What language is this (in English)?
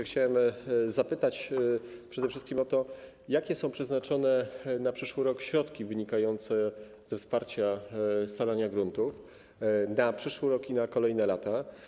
Polish